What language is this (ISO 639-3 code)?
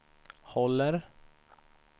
swe